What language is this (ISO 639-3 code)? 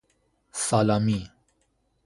fas